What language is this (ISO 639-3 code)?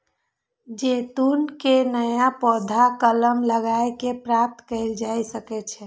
mai